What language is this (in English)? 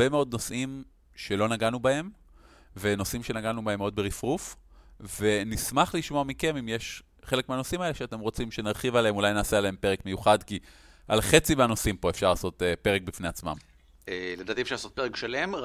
Hebrew